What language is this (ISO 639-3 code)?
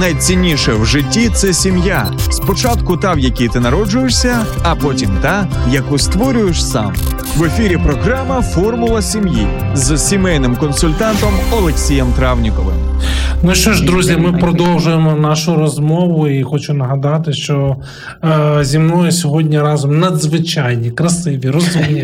ukr